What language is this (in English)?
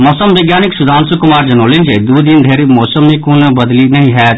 Maithili